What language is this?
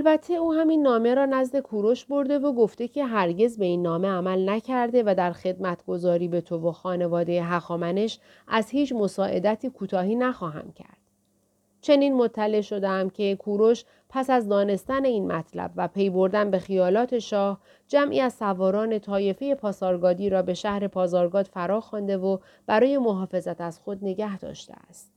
Persian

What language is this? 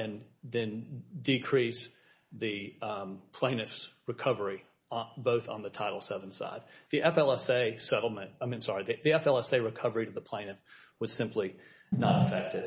English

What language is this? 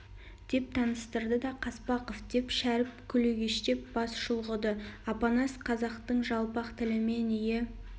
Kazakh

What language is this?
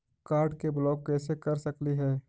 Magahi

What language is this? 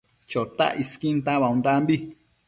Matsés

